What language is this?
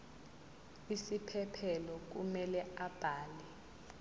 Zulu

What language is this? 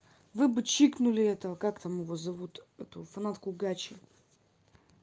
Russian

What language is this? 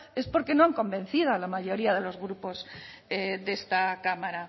Spanish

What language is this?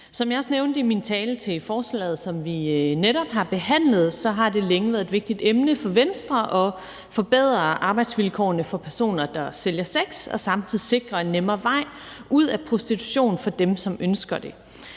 Danish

